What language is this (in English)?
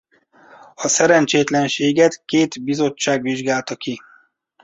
Hungarian